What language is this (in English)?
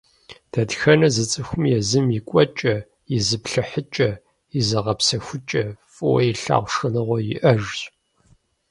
Kabardian